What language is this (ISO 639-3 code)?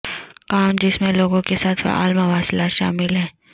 urd